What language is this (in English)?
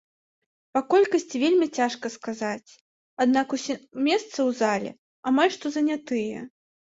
Belarusian